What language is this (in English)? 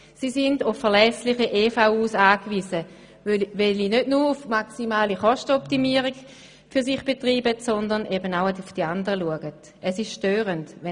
Swiss German